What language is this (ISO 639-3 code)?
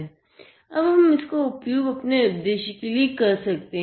hin